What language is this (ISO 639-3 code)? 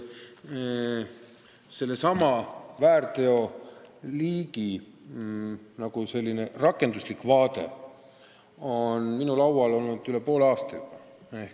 est